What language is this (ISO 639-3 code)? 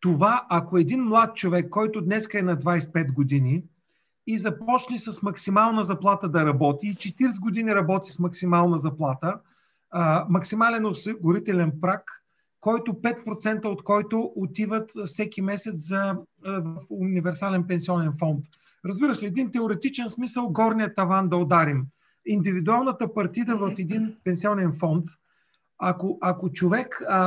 bul